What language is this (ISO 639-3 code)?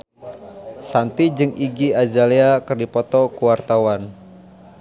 sun